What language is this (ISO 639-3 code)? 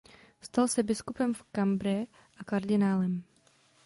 ces